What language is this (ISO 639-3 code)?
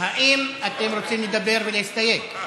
heb